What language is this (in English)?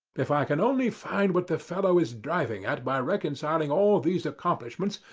English